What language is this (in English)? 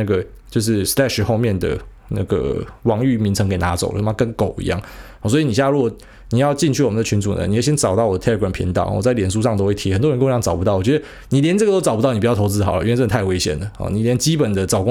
Chinese